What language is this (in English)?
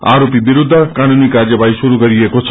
Nepali